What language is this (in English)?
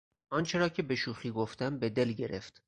Persian